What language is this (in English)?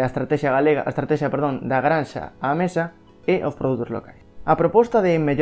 Spanish